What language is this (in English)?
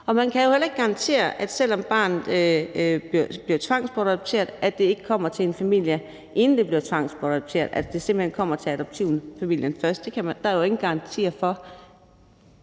Danish